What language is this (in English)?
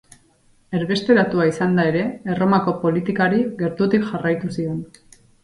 Basque